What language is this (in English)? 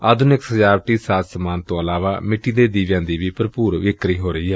Punjabi